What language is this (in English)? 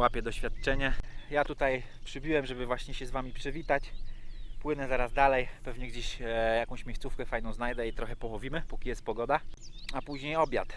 Polish